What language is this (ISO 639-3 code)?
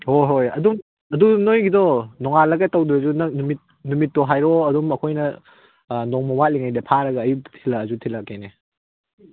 mni